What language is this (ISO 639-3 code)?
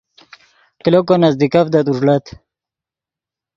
ydg